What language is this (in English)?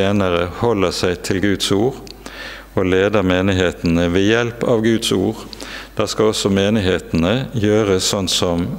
Norwegian